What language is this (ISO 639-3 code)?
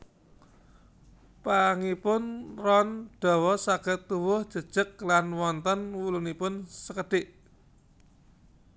jav